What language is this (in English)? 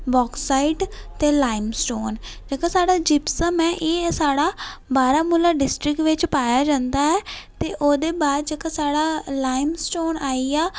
Dogri